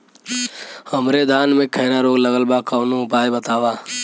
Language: Bhojpuri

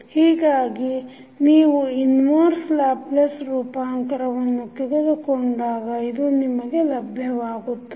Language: Kannada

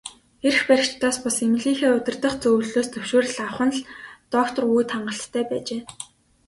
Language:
Mongolian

